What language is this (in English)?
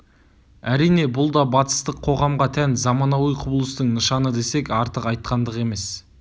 Kazakh